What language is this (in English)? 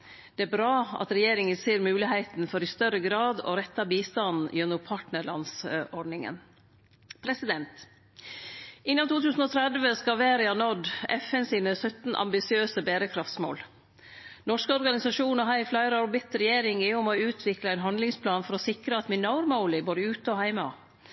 Norwegian Nynorsk